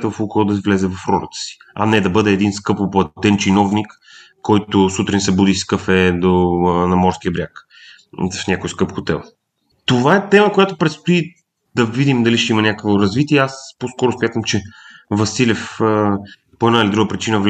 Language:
Bulgarian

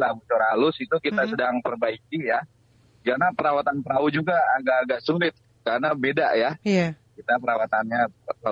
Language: Indonesian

